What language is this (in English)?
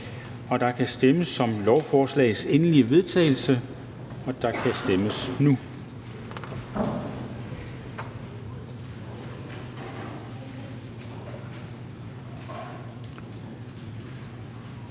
Danish